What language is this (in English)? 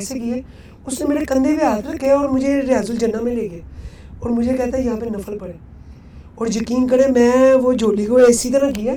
Urdu